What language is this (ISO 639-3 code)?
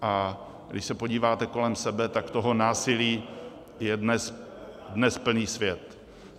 ces